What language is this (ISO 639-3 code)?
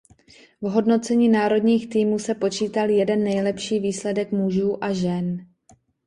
ces